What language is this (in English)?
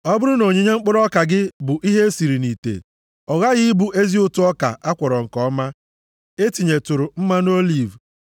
Igbo